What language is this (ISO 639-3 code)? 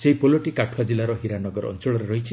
ori